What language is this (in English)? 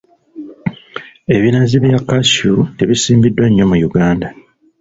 Ganda